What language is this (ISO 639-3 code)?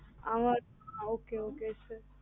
tam